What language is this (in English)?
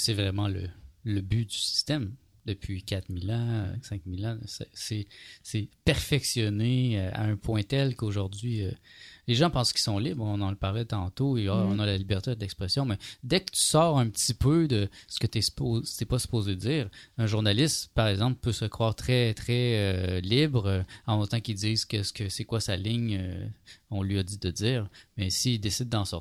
French